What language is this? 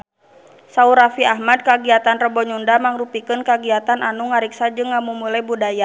Sundanese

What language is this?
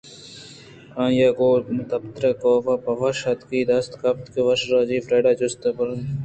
Eastern Balochi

